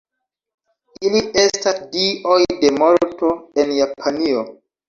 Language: Esperanto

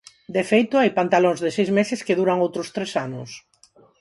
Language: Galician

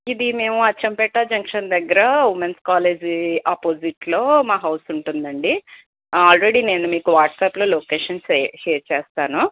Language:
Telugu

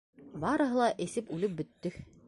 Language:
Bashkir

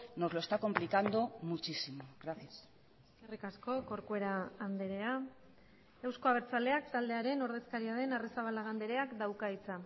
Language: Basque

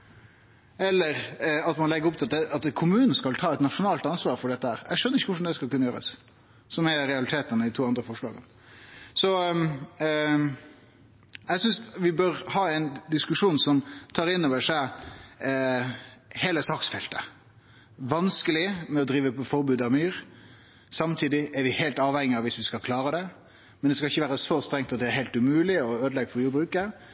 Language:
Norwegian Nynorsk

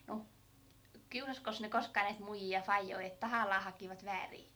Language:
Finnish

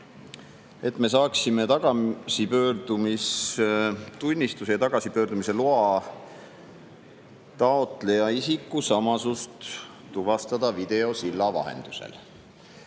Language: Estonian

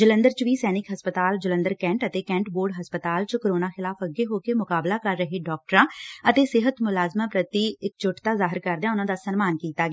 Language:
Punjabi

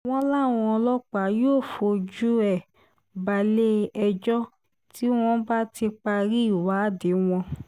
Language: Yoruba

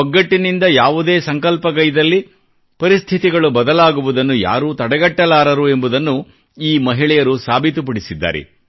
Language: Kannada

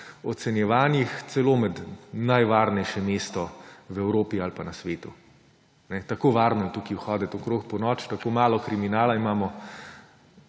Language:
Slovenian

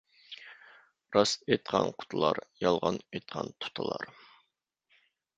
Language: Uyghur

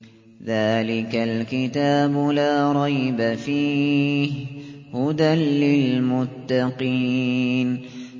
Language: Arabic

